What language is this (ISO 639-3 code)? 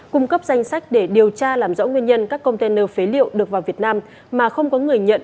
vie